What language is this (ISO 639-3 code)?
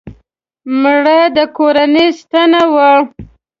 pus